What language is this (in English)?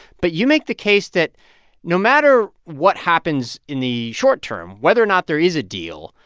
English